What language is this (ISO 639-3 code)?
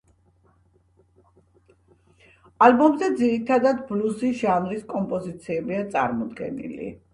kat